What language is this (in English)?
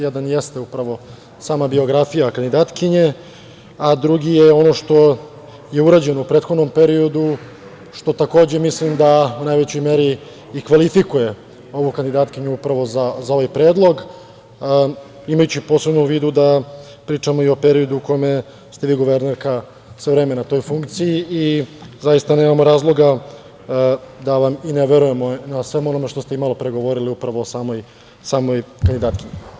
Serbian